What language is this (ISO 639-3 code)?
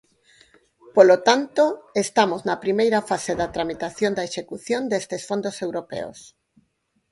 glg